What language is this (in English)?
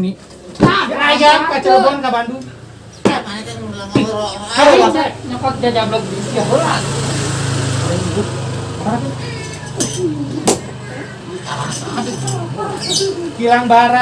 Indonesian